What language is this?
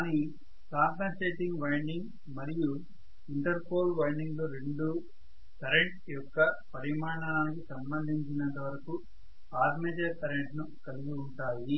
Telugu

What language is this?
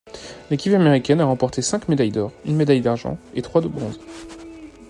French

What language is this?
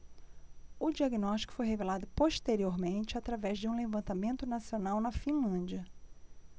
Portuguese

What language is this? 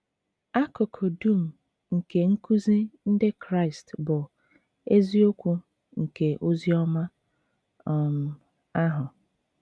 Igbo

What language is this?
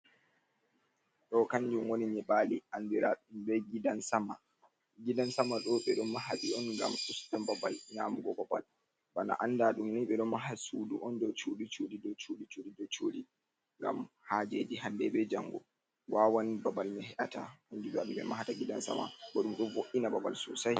Fula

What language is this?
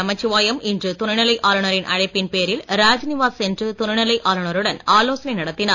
Tamil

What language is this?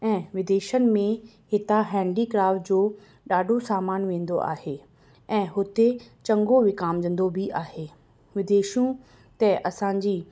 Sindhi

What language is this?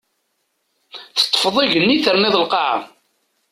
Kabyle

